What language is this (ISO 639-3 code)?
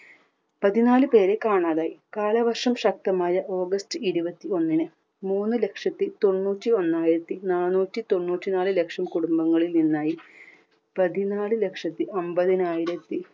mal